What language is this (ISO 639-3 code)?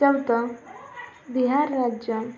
mar